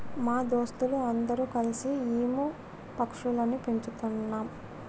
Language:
Telugu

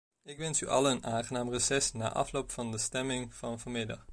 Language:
Dutch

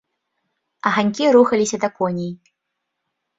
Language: Belarusian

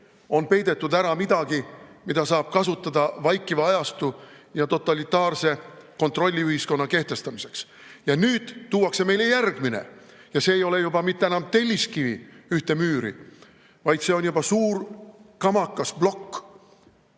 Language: Estonian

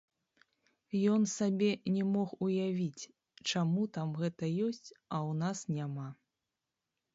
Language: Belarusian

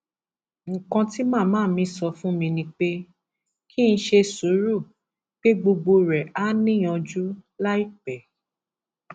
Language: Yoruba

